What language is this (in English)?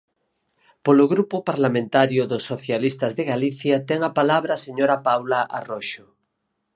Galician